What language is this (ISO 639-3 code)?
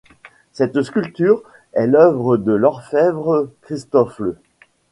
fra